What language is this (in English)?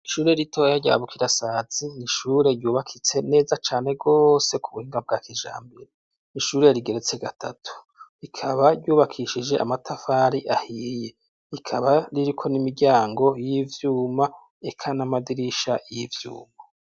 Rundi